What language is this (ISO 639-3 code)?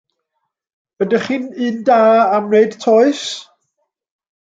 cym